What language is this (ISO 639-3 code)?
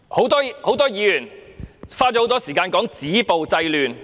yue